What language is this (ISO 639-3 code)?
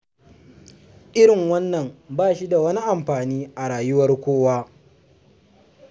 hau